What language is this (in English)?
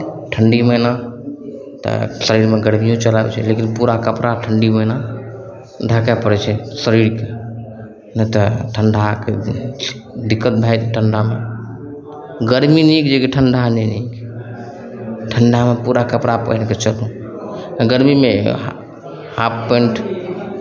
Maithili